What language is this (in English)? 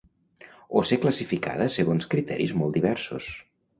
Catalan